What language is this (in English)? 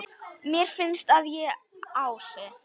Icelandic